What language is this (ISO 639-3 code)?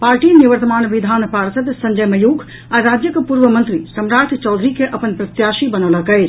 mai